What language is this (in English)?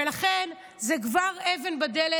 Hebrew